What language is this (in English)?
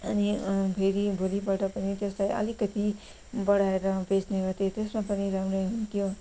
Nepali